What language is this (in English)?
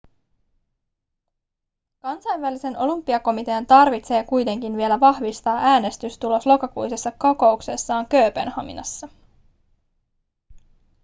Finnish